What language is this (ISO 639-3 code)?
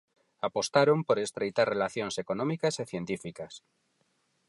glg